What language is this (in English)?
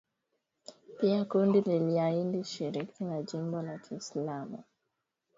Swahili